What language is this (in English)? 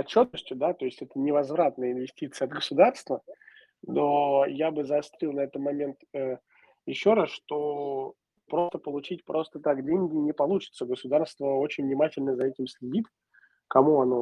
Russian